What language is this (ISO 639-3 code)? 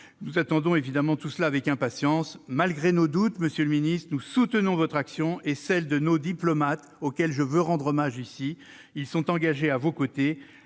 fra